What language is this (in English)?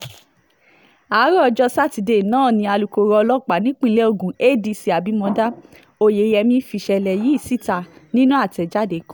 Yoruba